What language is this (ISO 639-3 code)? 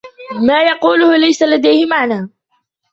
ara